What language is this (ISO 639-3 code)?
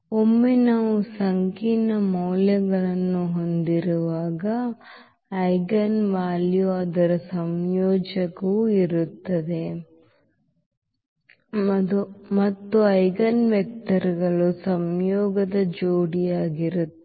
kan